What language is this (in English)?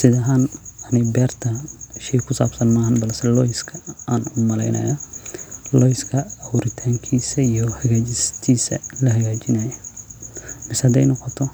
Somali